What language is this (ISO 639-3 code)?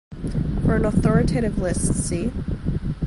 eng